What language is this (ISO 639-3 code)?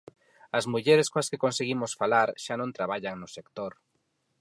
glg